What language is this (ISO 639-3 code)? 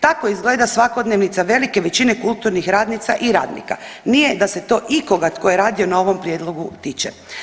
hrv